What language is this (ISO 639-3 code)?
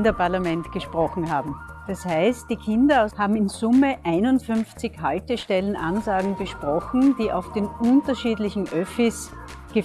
deu